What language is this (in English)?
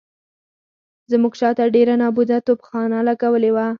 Pashto